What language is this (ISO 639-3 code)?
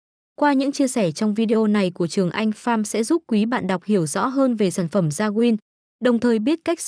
vie